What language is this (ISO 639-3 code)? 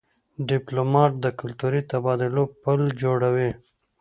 pus